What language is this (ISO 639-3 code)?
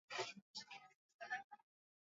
swa